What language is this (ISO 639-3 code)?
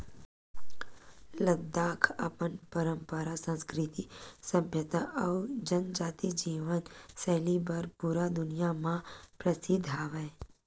hne